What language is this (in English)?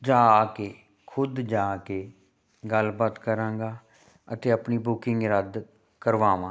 Punjabi